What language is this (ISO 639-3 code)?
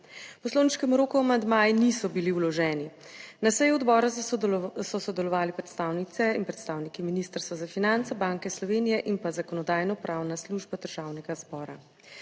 slv